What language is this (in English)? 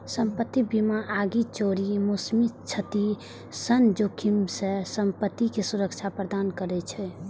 Maithili